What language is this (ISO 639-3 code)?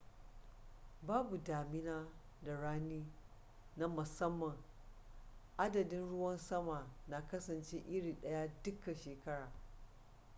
hau